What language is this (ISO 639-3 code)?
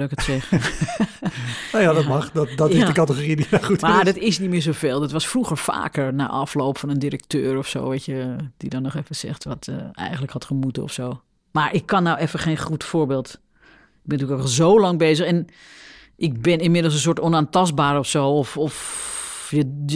nld